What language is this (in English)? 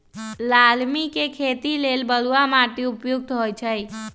Magahi